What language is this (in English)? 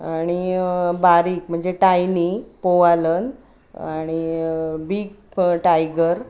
Marathi